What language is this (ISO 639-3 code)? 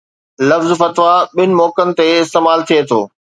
snd